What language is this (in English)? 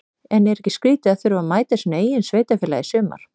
Icelandic